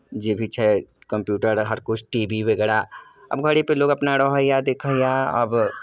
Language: Maithili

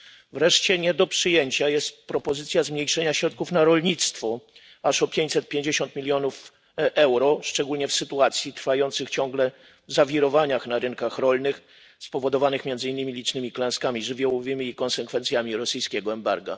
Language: Polish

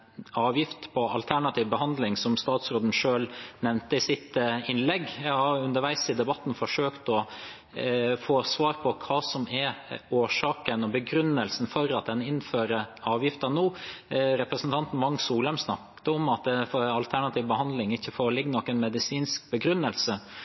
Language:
Norwegian Bokmål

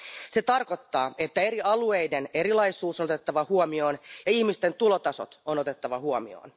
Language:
Finnish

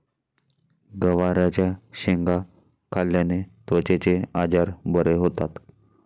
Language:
Marathi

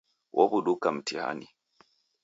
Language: Taita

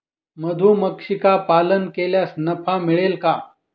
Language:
Marathi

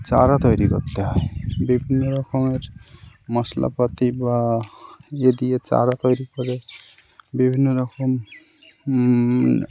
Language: Bangla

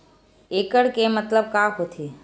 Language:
Chhattisgarhi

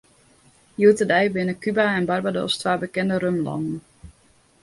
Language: Western Frisian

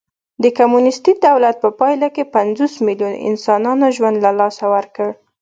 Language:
Pashto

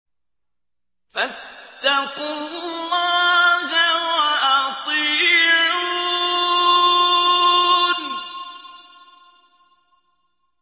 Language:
Arabic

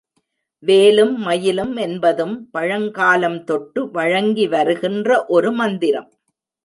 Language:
Tamil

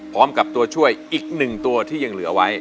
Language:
Thai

